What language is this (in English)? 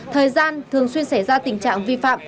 Vietnamese